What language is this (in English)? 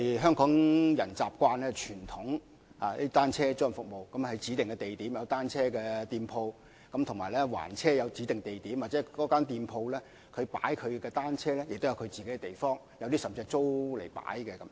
Cantonese